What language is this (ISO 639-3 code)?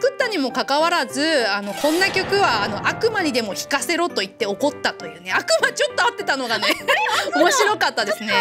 jpn